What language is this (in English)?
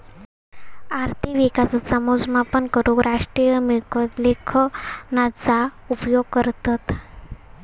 Marathi